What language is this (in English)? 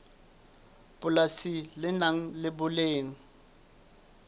Southern Sotho